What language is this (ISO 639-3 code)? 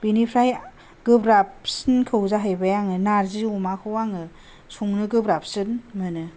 brx